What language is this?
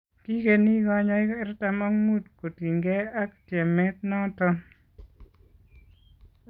Kalenjin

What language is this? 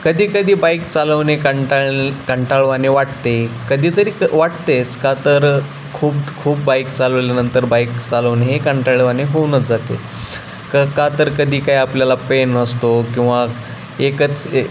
Marathi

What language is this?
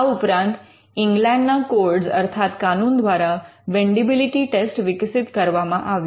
Gujarati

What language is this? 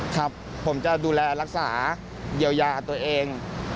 Thai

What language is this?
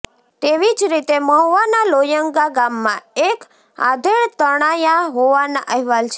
Gujarati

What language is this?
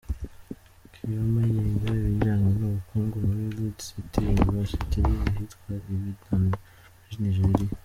Kinyarwanda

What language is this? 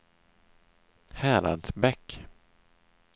Swedish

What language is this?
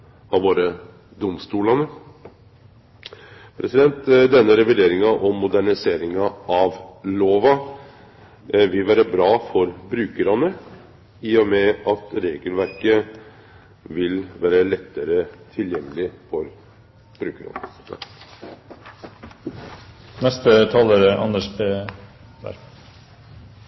Norwegian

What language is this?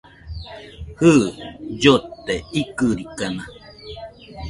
Nüpode Huitoto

